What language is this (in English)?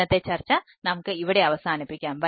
Malayalam